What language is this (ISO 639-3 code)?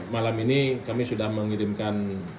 ind